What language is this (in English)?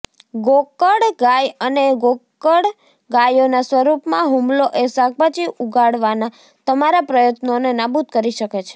Gujarati